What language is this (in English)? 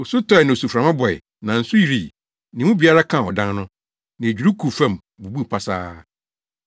Akan